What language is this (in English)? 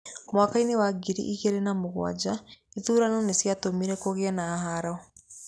Kikuyu